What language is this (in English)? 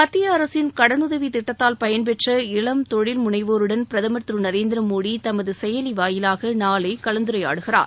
Tamil